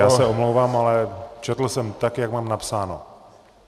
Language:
Czech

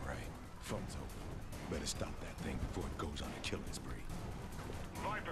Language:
Arabic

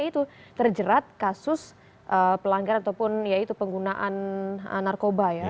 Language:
Indonesian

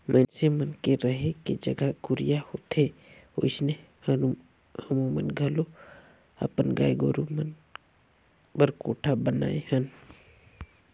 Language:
Chhattisgarhi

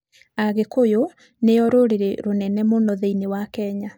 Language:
Kikuyu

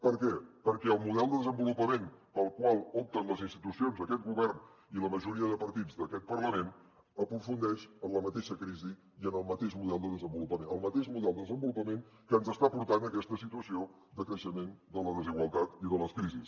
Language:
Catalan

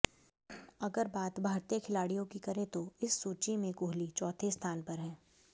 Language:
Hindi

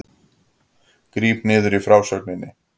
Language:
Icelandic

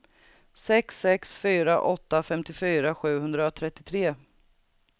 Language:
Swedish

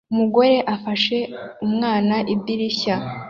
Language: Kinyarwanda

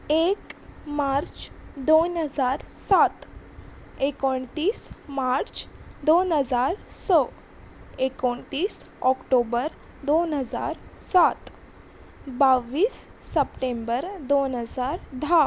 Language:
Konkani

